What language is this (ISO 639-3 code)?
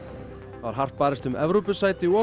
isl